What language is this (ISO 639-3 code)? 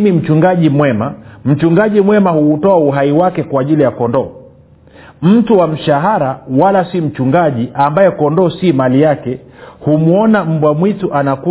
swa